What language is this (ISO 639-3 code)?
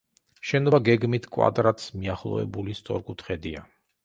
kat